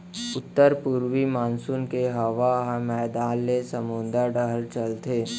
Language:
Chhattisgarhi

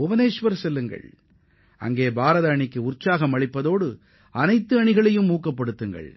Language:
Tamil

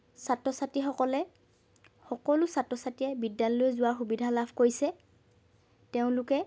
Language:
Assamese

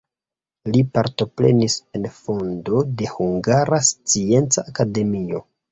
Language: Esperanto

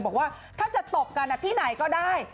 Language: Thai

